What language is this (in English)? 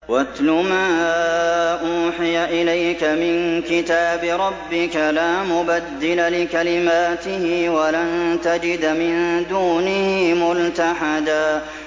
Arabic